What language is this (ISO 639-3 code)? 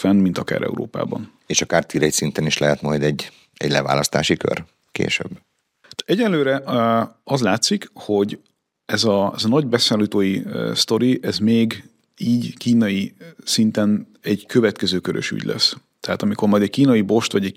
hun